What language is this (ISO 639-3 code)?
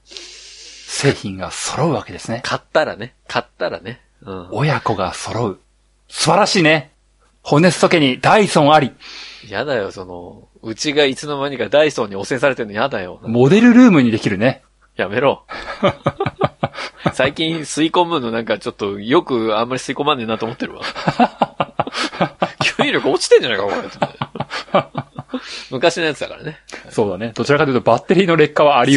jpn